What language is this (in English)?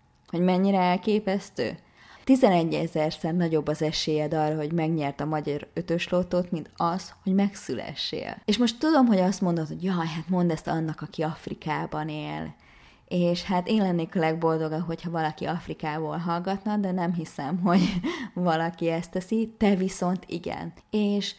Hungarian